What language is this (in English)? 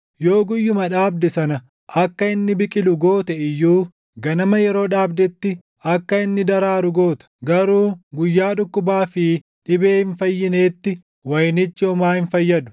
Oromo